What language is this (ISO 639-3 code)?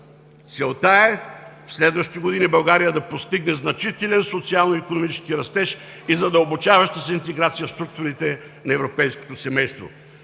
bul